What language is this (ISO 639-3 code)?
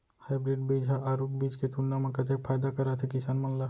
hne